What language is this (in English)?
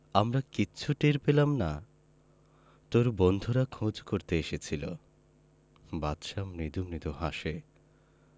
Bangla